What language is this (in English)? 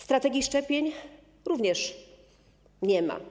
Polish